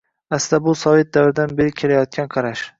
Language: Uzbek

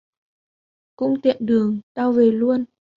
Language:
Vietnamese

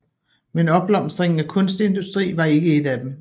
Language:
Danish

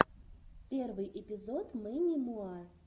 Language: Russian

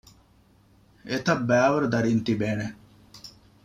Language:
Divehi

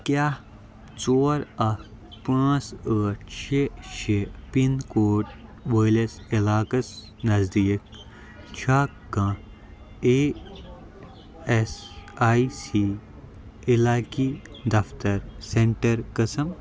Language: Kashmiri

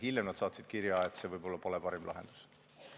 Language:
Estonian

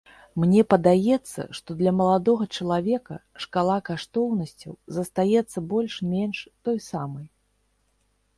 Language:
Belarusian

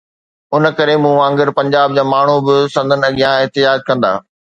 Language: Sindhi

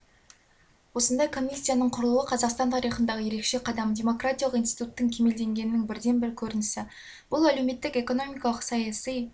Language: Kazakh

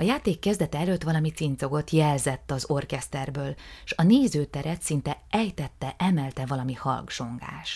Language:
Hungarian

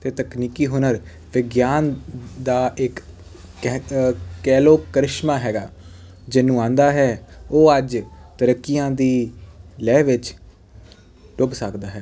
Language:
Punjabi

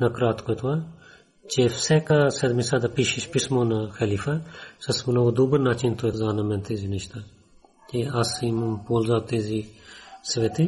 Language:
Bulgarian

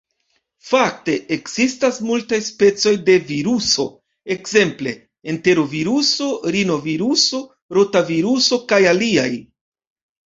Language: Esperanto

